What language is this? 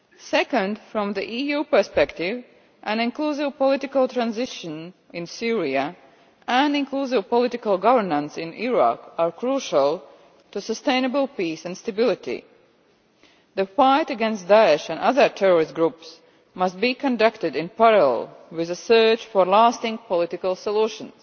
English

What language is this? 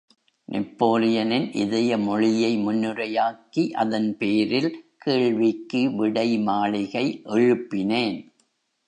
Tamil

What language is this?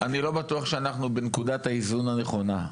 Hebrew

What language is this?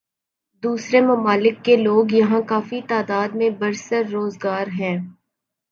Urdu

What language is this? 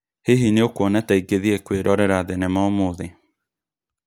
Kikuyu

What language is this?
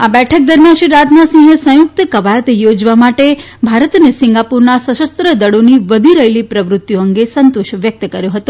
Gujarati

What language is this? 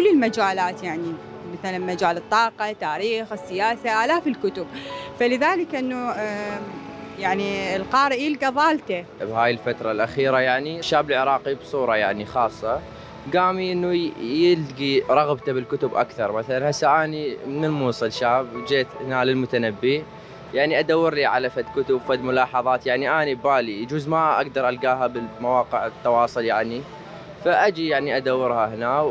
Arabic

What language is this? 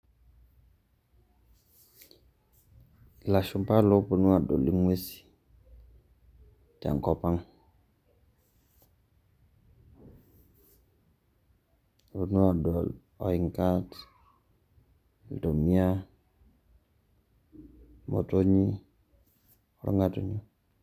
Masai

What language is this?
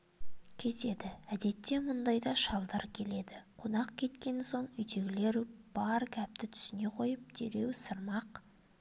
Kazakh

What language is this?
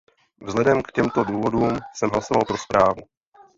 Czech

